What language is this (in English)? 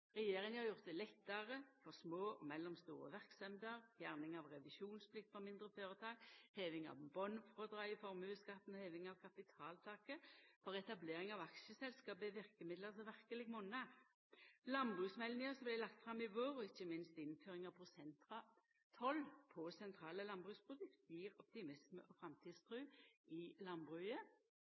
Norwegian Nynorsk